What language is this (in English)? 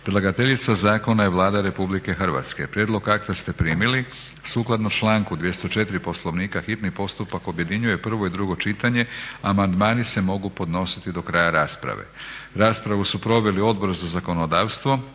Croatian